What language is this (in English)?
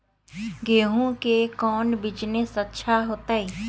Magahi